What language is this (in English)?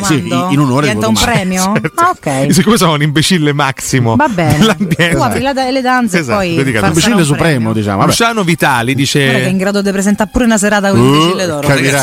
Italian